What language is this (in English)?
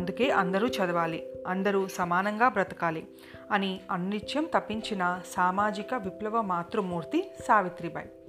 Telugu